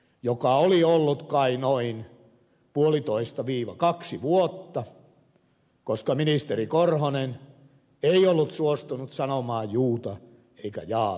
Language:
Finnish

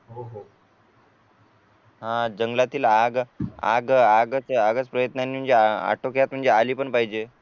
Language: Marathi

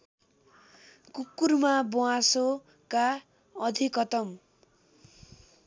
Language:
Nepali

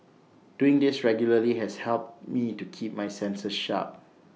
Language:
English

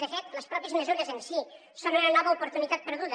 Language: Catalan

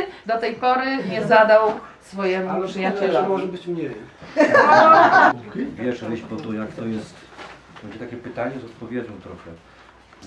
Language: Polish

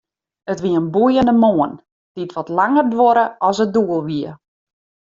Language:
Western Frisian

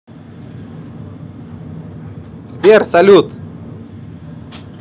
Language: Russian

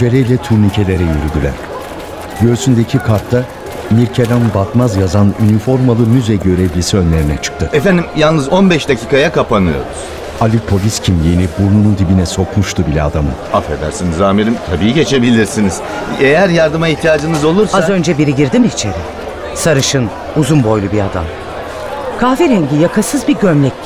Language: Turkish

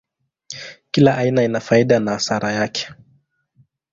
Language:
Swahili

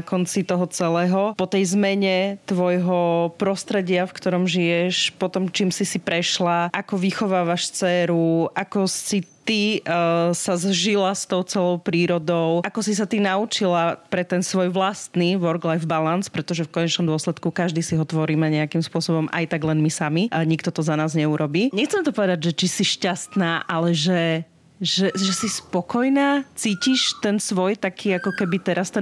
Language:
Slovak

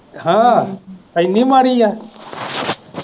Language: Punjabi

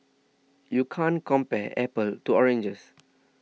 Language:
English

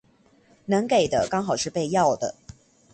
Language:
Chinese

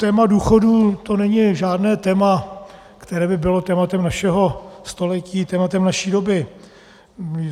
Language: Czech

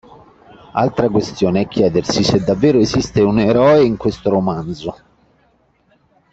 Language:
Italian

